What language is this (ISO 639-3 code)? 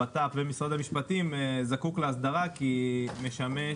heb